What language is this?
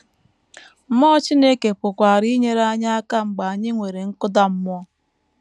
Igbo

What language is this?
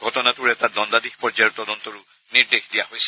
Assamese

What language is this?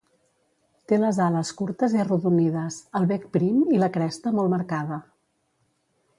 Catalan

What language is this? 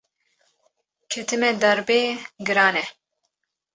Kurdish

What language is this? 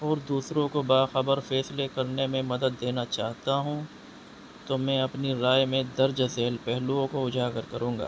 Urdu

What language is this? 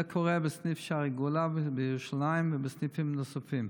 Hebrew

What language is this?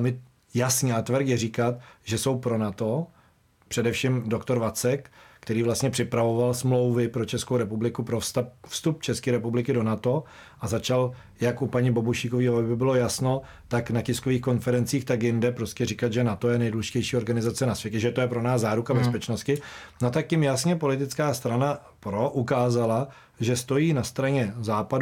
Czech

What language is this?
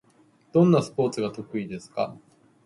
Japanese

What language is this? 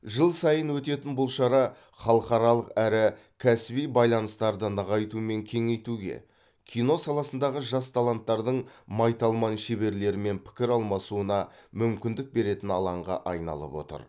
Kazakh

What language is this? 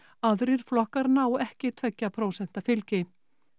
Icelandic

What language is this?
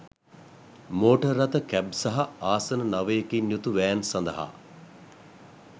Sinhala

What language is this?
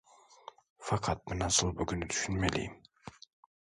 Turkish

